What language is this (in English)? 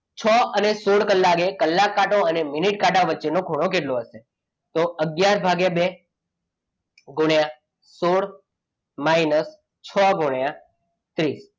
Gujarati